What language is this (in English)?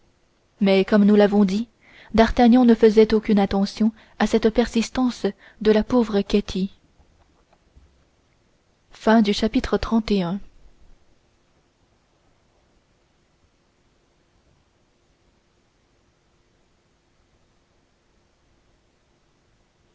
French